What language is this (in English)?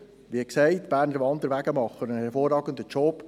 Swiss German